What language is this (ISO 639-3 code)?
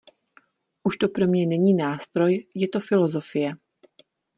ces